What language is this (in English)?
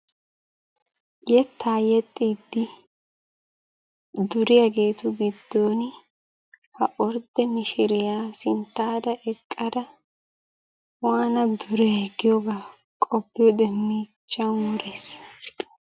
Wolaytta